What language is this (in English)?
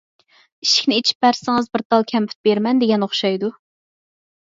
Uyghur